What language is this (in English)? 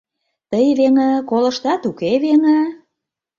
Mari